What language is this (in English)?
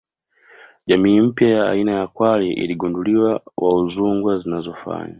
Swahili